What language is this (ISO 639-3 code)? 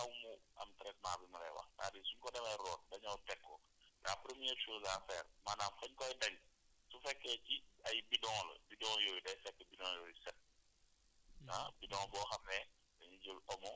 wol